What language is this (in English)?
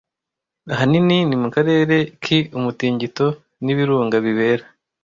Kinyarwanda